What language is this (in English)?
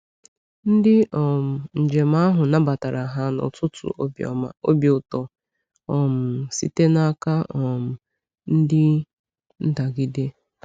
Igbo